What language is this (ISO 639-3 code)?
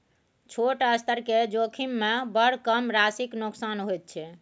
mai